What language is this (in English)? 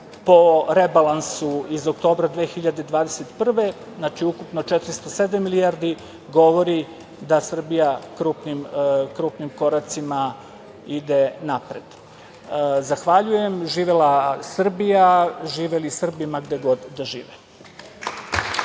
Serbian